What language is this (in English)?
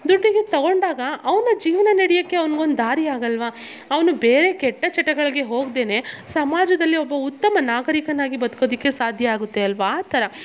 Kannada